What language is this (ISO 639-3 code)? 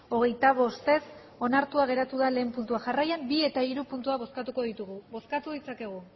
eus